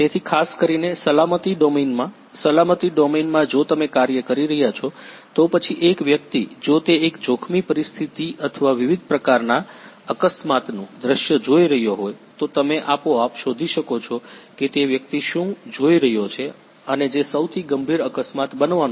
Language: Gujarati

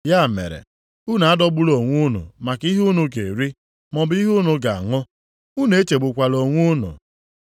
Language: Igbo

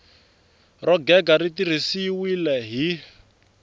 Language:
Tsonga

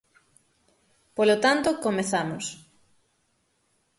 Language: Galician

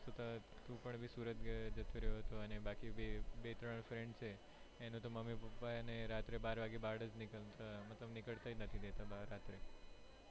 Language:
Gujarati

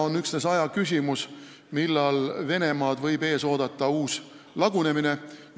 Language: Estonian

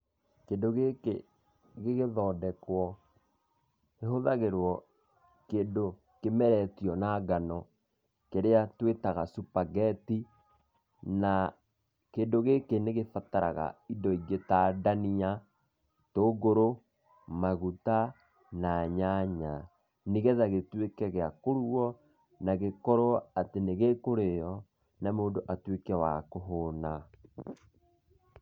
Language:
Kikuyu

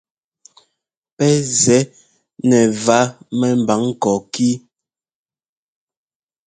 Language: Ngomba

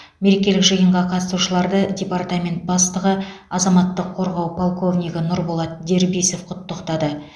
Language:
Kazakh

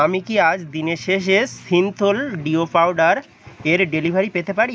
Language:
Bangla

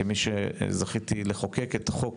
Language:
Hebrew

